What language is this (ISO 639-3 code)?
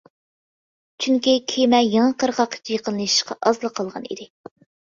uig